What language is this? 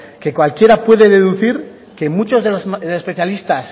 Spanish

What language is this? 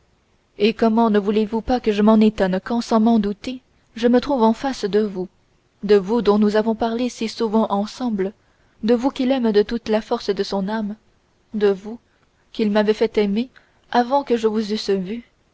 French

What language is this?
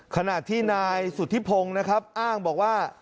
Thai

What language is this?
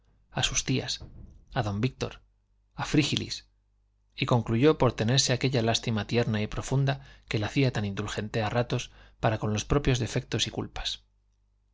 Spanish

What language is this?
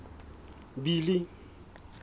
Southern Sotho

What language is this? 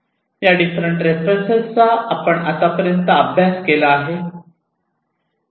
Marathi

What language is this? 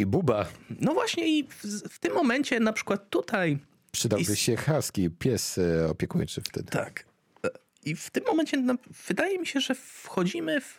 Polish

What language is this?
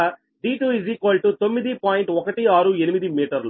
Telugu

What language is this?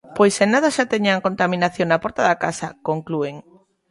Galician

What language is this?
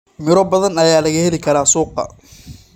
Somali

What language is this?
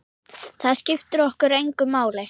Icelandic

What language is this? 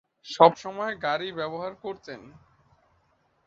Bangla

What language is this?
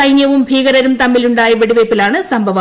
Malayalam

